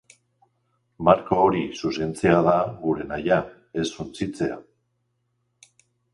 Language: Basque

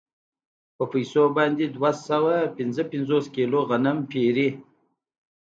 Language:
Pashto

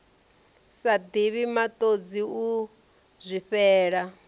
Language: Venda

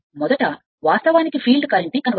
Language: Telugu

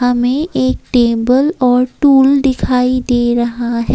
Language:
Hindi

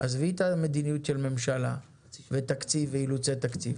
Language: Hebrew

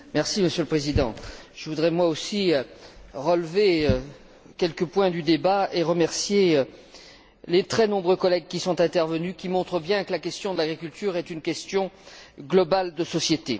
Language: French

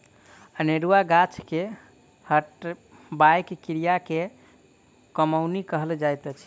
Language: Maithili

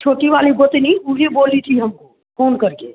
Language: Hindi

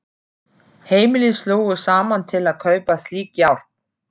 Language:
Icelandic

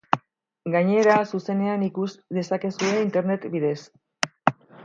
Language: Basque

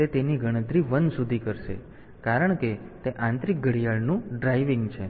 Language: Gujarati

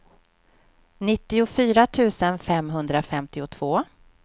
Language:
Swedish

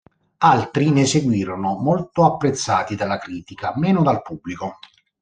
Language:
Italian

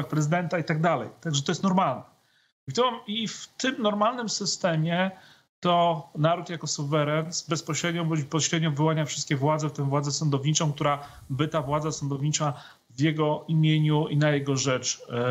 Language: Polish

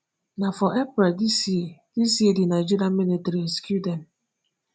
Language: Nigerian Pidgin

